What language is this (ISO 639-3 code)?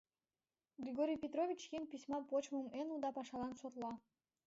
chm